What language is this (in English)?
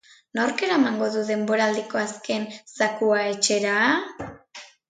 Basque